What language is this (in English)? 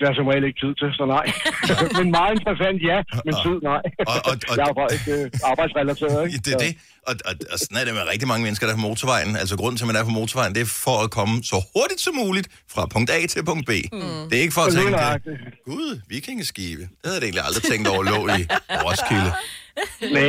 Danish